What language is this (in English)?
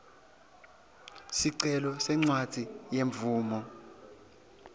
Swati